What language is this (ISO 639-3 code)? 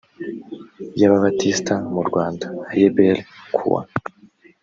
kin